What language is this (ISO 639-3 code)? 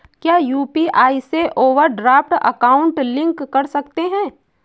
hin